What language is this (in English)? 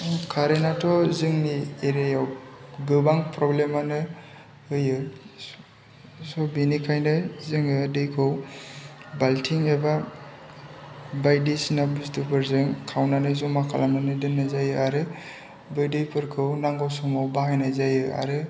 Bodo